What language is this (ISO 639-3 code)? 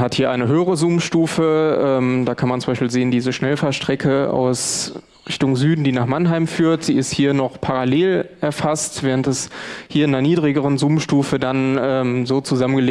deu